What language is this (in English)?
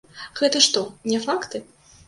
Belarusian